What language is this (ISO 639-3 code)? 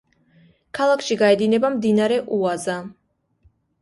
kat